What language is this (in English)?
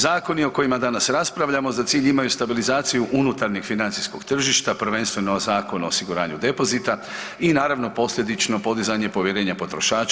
Croatian